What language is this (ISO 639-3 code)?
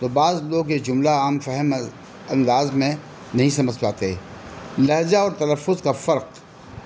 urd